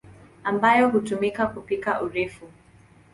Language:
Swahili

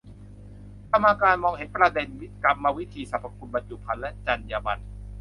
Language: Thai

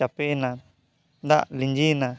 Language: Santali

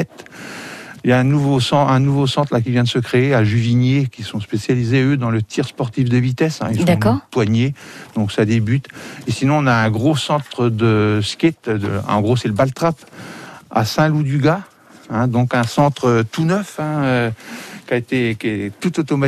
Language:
French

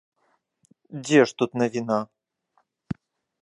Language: Belarusian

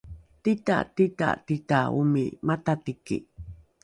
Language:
Rukai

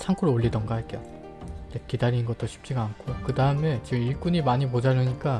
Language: Korean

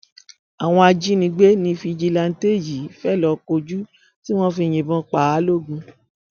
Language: Yoruba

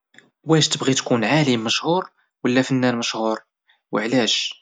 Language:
Moroccan Arabic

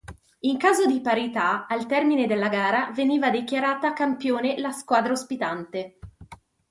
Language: Italian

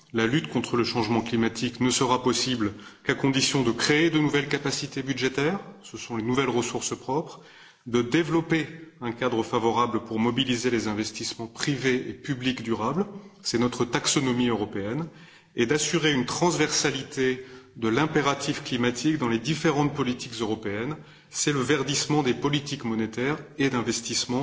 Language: French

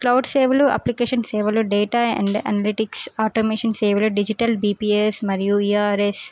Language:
Telugu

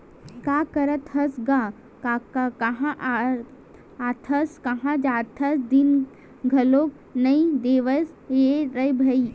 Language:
Chhattisgarhi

